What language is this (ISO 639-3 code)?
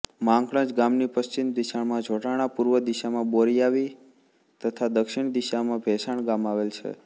guj